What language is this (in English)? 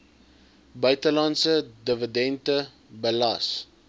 Afrikaans